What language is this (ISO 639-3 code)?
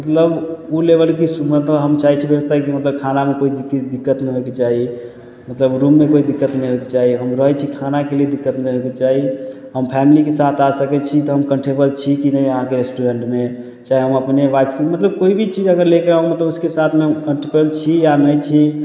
mai